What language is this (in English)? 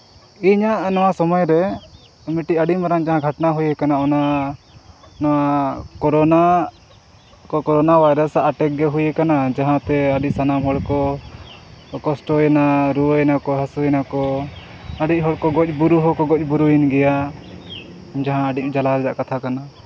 Santali